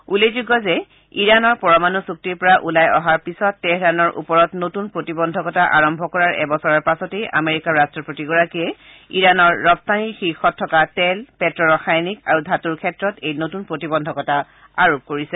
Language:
Assamese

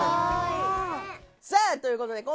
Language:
Japanese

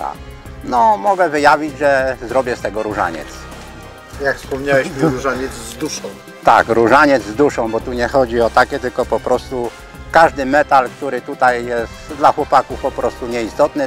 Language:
Polish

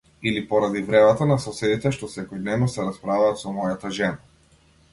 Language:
Macedonian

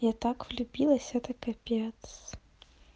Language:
Russian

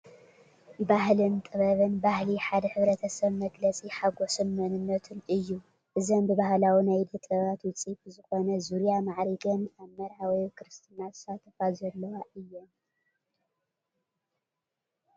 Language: Tigrinya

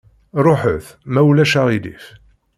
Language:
Kabyle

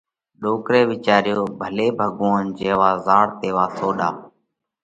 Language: Parkari Koli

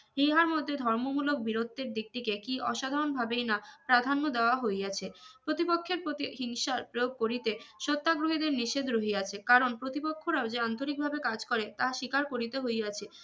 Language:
Bangla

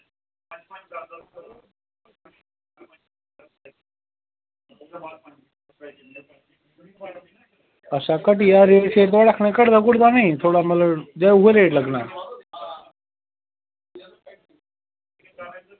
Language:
Dogri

